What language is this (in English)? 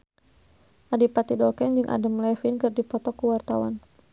Sundanese